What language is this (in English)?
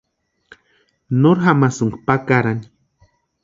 Western Highland Purepecha